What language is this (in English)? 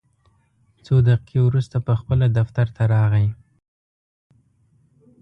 Pashto